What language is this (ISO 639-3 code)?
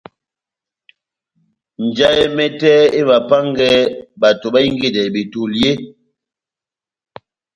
bnm